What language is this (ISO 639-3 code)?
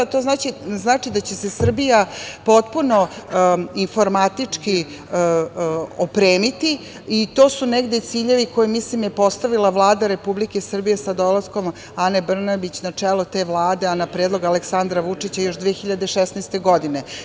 srp